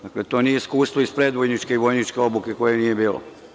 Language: Serbian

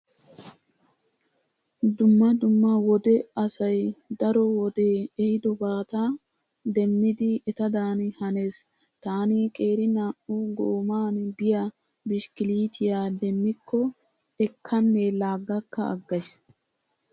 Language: Wolaytta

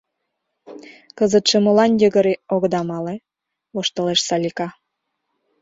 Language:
Mari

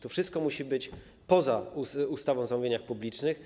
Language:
Polish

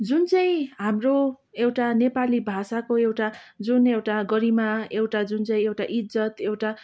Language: Nepali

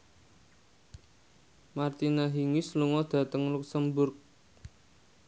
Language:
Javanese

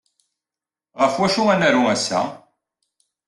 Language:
Kabyle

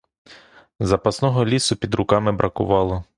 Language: Ukrainian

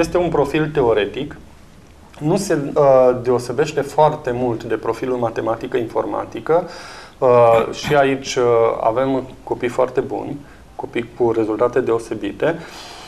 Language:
Romanian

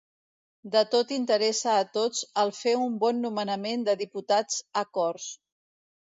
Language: Catalan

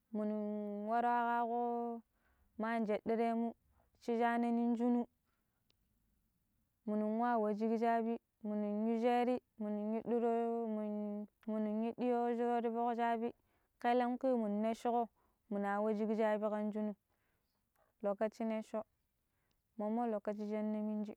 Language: Pero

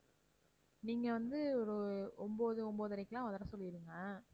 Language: Tamil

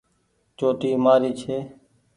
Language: Goaria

